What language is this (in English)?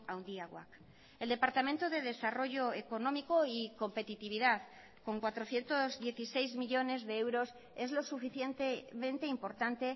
Spanish